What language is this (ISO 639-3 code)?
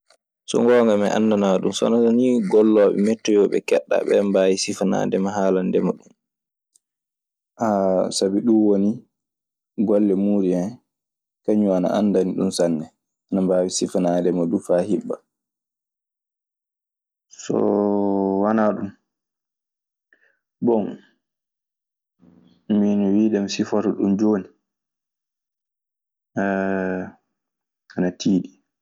ffm